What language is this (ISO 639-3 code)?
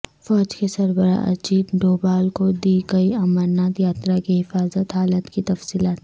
urd